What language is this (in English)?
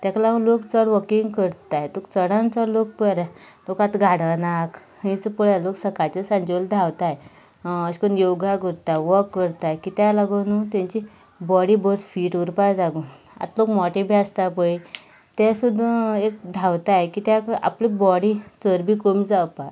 Konkani